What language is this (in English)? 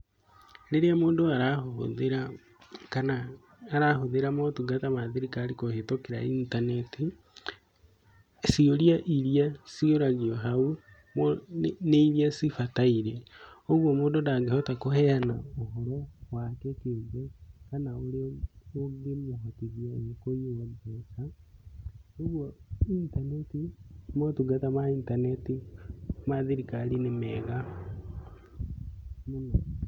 Kikuyu